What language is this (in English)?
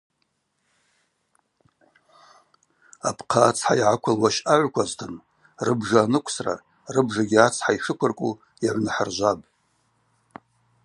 Abaza